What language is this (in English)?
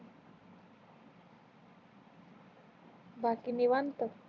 Marathi